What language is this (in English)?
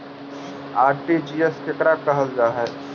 Magahi